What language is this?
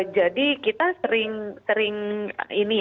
Indonesian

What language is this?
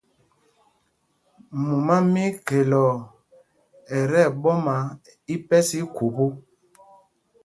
Mpumpong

